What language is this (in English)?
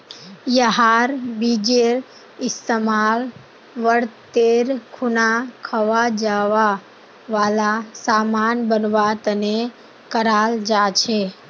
Magahi